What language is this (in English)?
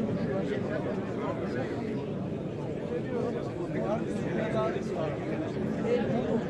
Turkish